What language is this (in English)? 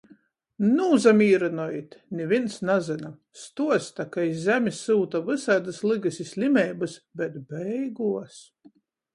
Latgalian